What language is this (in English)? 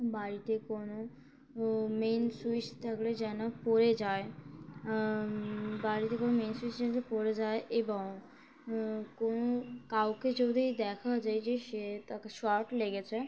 Bangla